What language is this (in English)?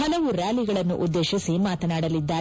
Kannada